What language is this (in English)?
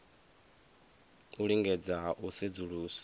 Venda